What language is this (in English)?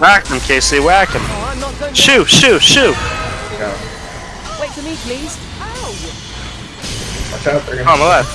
English